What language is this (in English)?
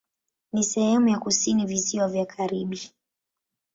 Swahili